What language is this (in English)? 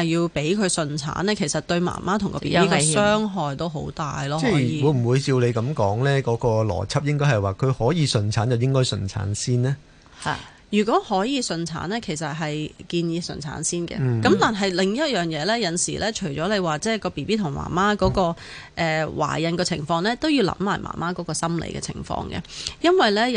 Chinese